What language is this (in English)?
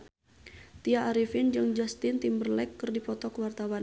Sundanese